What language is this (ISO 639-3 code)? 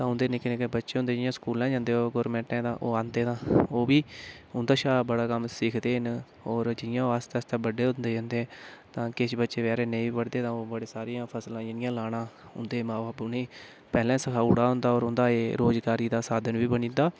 doi